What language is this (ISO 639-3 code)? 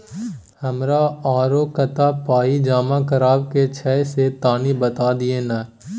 mai